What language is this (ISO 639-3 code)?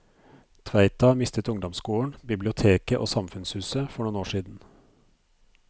nor